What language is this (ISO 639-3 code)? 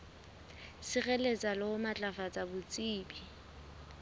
sot